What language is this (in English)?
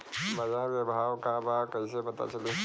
Bhojpuri